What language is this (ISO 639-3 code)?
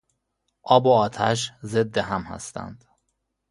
fas